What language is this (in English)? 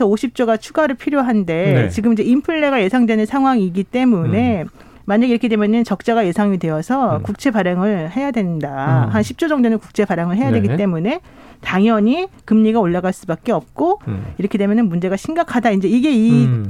Korean